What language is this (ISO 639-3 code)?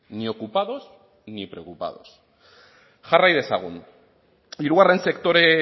eus